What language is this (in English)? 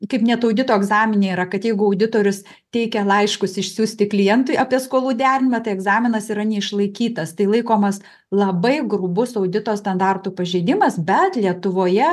Lithuanian